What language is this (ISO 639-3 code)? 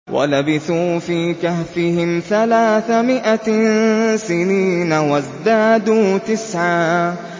ara